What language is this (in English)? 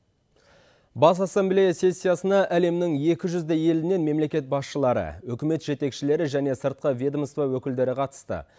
Kazakh